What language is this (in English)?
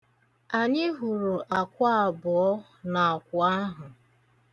Igbo